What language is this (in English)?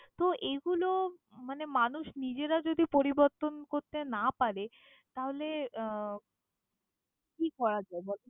Bangla